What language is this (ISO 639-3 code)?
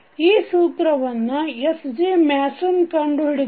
kan